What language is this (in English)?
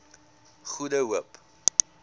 Afrikaans